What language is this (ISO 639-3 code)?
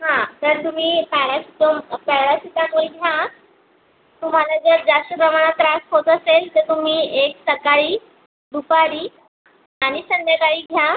mar